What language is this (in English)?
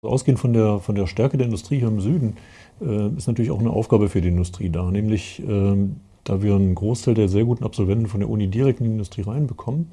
German